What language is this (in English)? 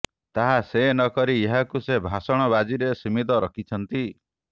Odia